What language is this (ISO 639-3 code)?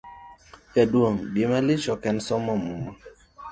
luo